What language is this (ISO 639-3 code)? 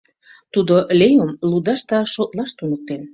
chm